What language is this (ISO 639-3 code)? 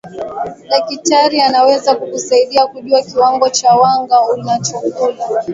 swa